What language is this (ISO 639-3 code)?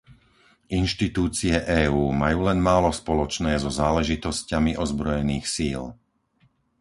slk